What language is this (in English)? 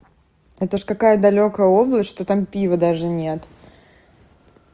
Russian